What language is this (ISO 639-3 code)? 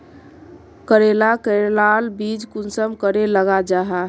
mag